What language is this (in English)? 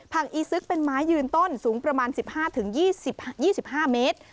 Thai